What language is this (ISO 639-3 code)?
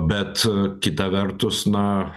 lit